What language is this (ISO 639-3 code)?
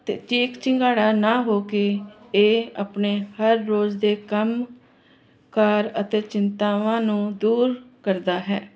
pan